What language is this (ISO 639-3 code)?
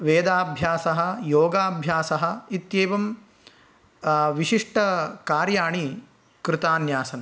san